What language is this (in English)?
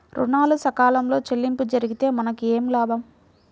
Telugu